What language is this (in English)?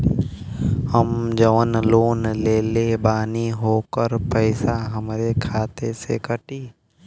Bhojpuri